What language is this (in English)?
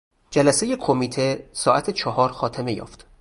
Persian